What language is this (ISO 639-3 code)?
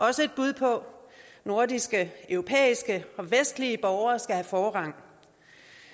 dan